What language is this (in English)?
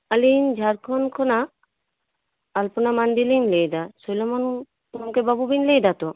Santali